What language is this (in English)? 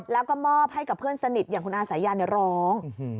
Thai